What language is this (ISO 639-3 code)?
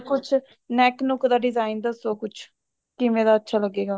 pan